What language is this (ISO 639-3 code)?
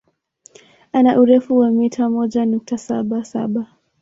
swa